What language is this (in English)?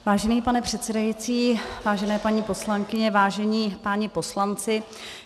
Czech